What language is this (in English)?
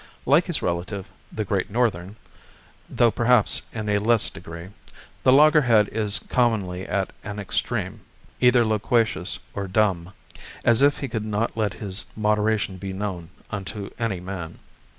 English